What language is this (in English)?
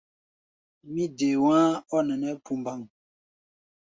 Gbaya